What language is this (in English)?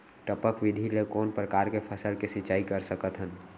Chhattisgarhi